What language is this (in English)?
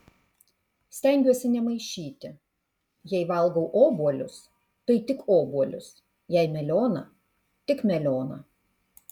Lithuanian